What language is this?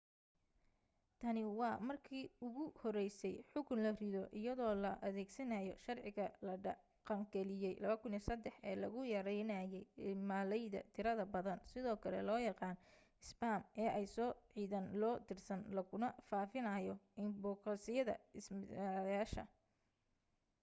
Somali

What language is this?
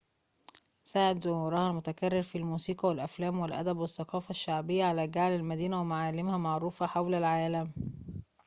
Arabic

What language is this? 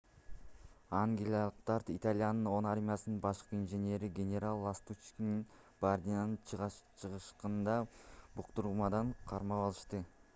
Kyrgyz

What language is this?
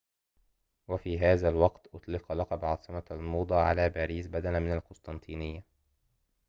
Arabic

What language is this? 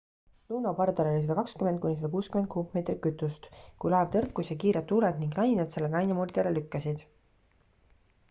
Estonian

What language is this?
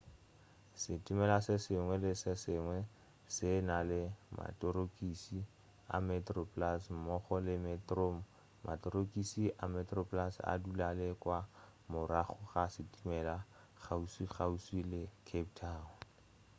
Northern Sotho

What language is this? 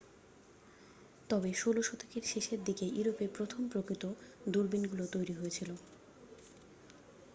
Bangla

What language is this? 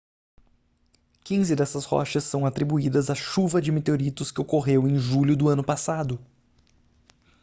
Portuguese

